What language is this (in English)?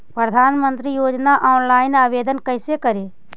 Magahi